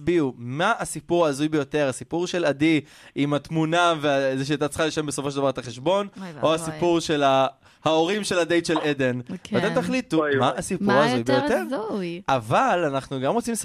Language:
Hebrew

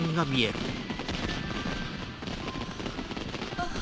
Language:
Japanese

